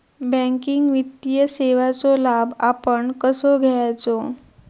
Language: Marathi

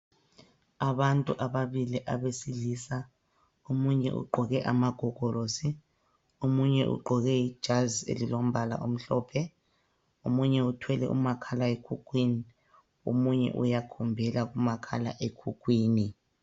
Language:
North Ndebele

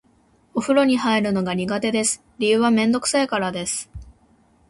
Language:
Japanese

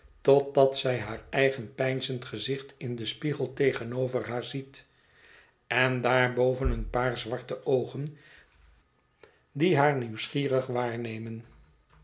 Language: Dutch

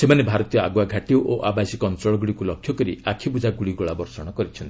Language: Odia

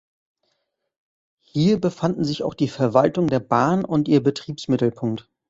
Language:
German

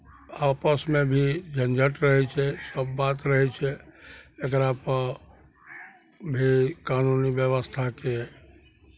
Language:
Maithili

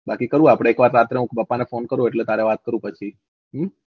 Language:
Gujarati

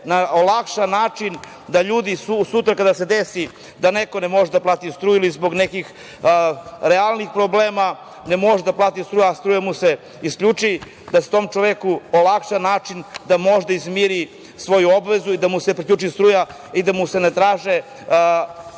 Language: Serbian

